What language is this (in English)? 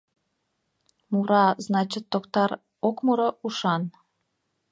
Mari